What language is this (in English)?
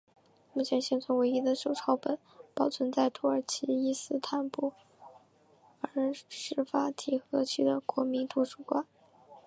Chinese